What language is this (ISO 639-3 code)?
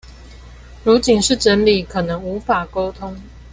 zho